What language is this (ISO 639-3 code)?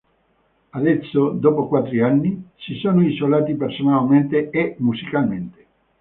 ita